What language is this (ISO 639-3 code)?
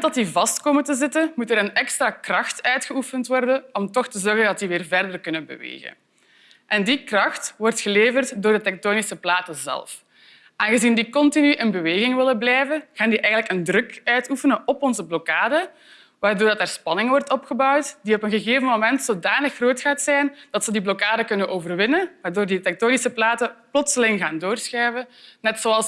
nld